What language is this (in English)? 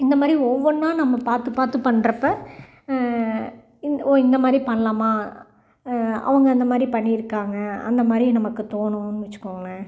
Tamil